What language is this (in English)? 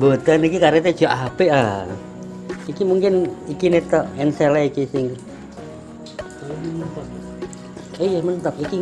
Indonesian